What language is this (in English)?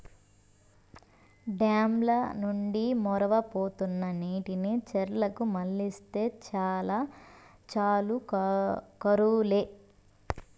Telugu